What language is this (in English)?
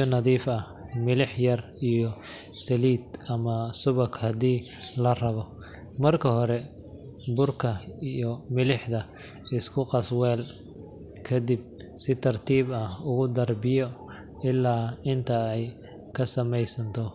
Somali